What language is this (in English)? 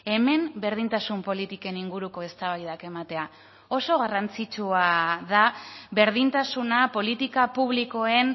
Basque